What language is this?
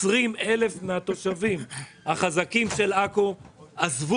Hebrew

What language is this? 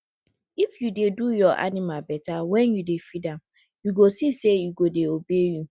Nigerian Pidgin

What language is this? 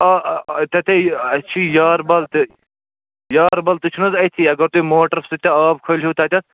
Kashmiri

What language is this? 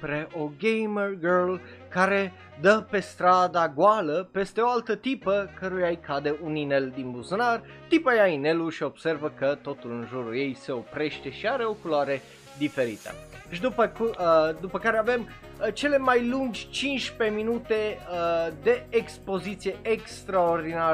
Romanian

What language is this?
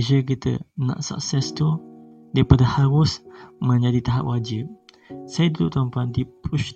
Malay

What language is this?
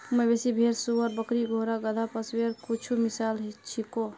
Magahi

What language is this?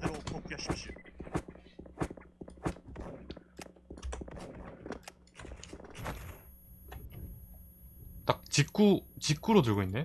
Korean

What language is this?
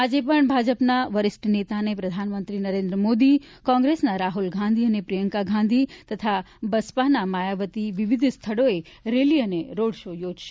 Gujarati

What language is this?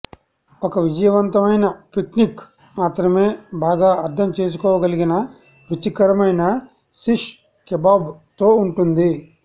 Telugu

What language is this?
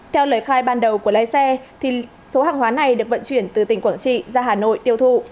Vietnamese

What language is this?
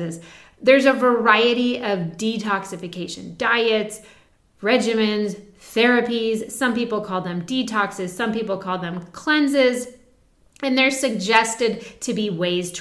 English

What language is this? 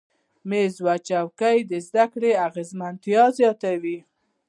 Pashto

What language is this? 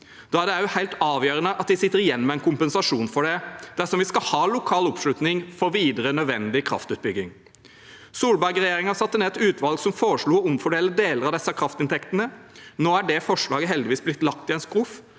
Norwegian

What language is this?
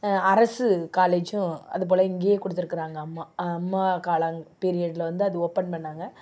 Tamil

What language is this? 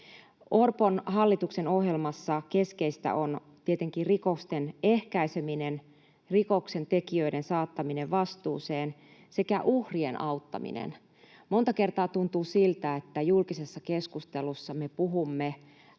Finnish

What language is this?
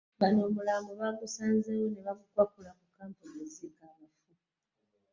Ganda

